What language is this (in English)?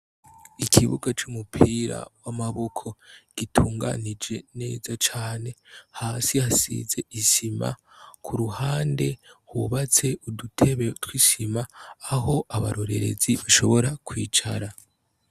Rundi